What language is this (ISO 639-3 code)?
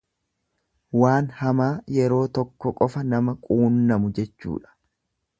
orm